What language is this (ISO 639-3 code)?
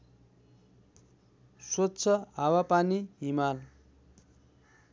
nep